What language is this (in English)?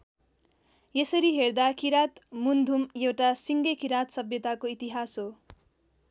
Nepali